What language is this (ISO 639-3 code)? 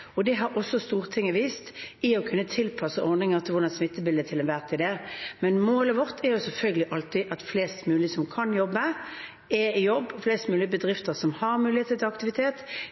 nob